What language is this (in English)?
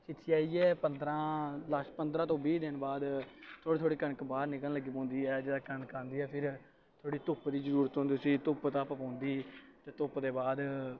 Dogri